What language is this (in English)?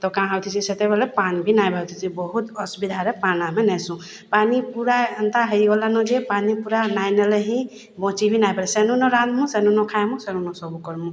Odia